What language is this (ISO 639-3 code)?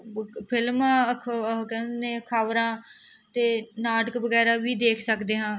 pan